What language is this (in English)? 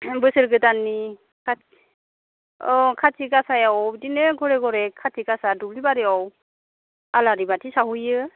Bodo